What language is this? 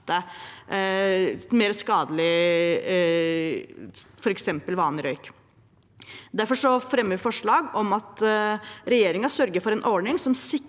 Norwegian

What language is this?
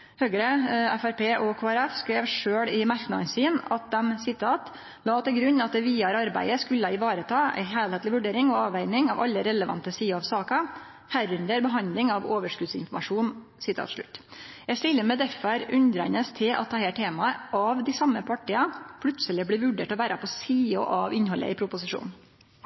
Norwegian Nynorsk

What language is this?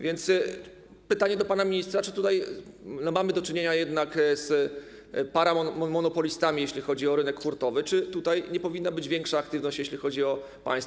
Polish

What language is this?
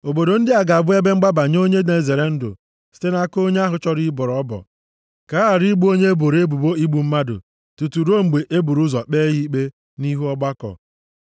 Igbo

